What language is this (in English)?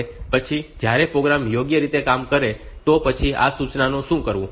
Gujarati